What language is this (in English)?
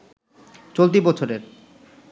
Bangla